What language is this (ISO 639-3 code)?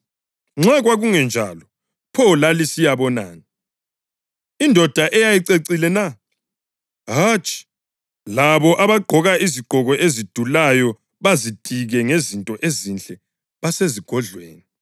nde